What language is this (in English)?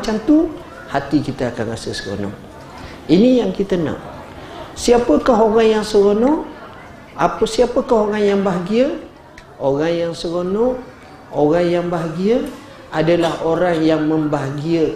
Malay